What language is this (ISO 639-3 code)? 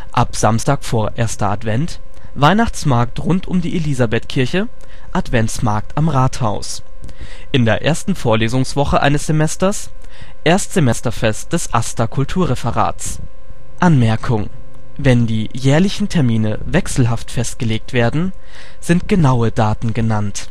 deu